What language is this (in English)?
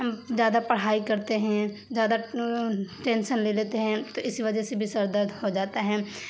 Urdu